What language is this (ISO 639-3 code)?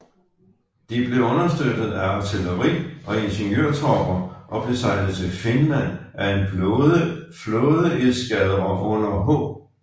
dan